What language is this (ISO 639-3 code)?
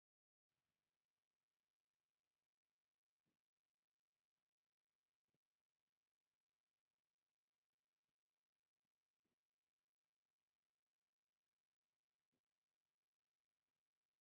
tir